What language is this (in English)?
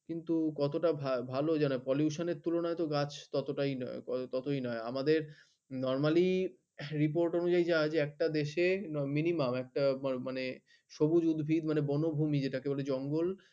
Bangla